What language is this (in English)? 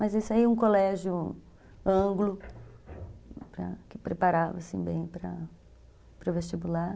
Portuguese